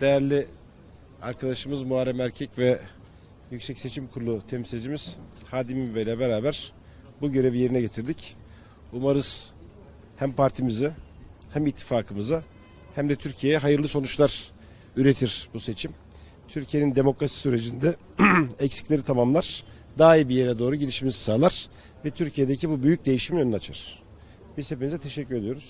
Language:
Turkish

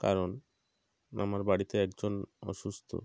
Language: Bangla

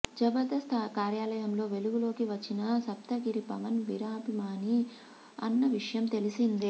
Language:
Telugu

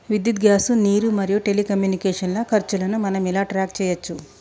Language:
Telugu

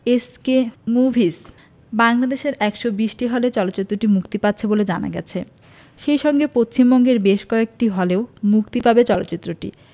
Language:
Bangla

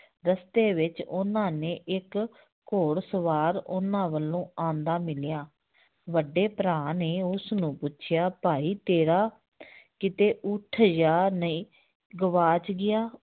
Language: Punjabi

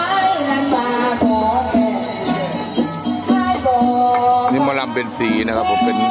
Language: Thai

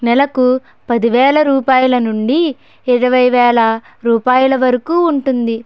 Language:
Telugu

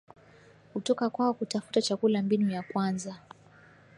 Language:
Swahili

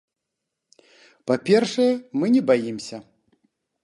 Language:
Belarusian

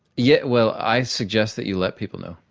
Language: English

